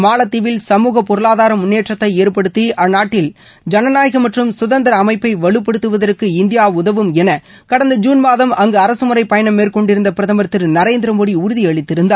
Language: Tamil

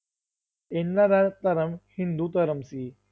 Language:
Punjabi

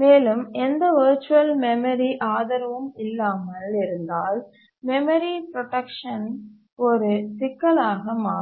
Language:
Tamil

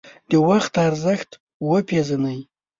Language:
Pashto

